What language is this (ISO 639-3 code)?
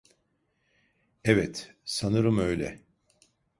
tur